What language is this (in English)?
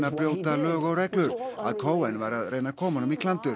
Icelandic